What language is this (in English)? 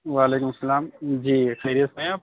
Urdu